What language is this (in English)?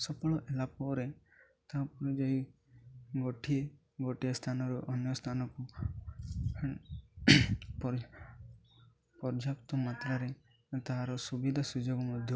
Odia